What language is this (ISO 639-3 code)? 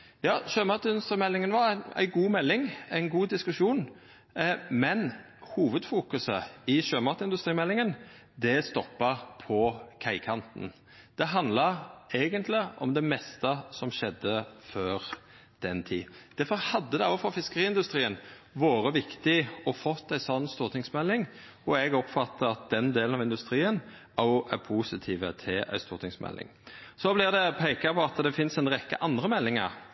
nno